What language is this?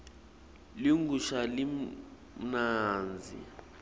Swati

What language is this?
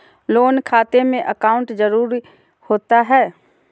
Magahi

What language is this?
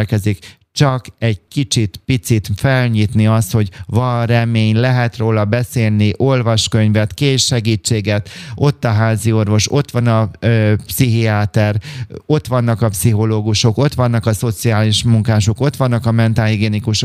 Hungarian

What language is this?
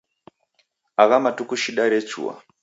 Taita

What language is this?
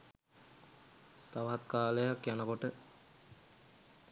Sinhala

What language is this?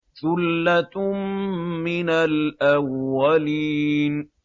Arabic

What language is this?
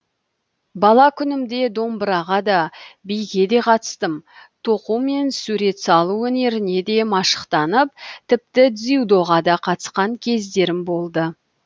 Kazakh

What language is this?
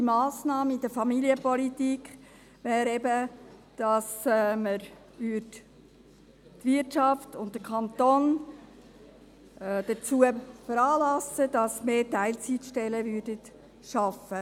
Swiss German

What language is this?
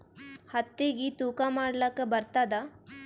Kannada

